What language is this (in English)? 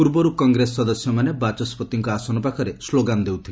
Odia